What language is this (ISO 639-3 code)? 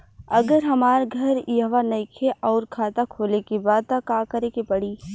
bho